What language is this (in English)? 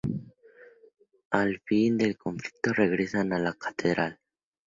Spanish